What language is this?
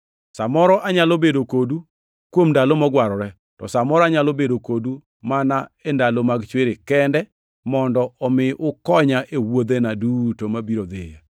Luo (Kenya and Tanzania)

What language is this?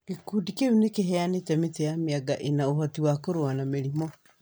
Kikuyu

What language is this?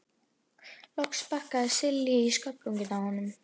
Icelandic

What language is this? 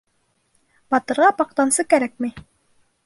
Bashkir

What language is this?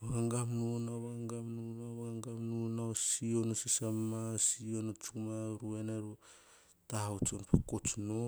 Hahon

